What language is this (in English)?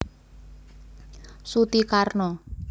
Javanese